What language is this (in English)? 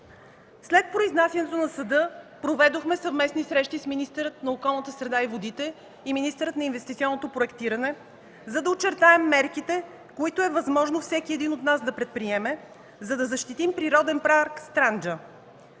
Bulgarian